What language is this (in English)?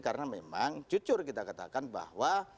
Indonesian